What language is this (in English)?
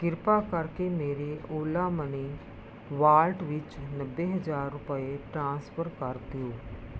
Punjabi